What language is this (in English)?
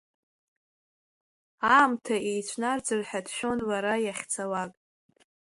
Abkhazian